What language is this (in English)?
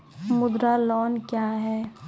Maithili